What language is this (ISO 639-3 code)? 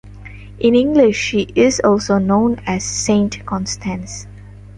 eng